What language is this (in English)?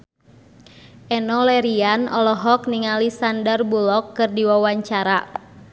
Sundanese